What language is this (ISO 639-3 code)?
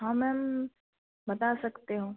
hin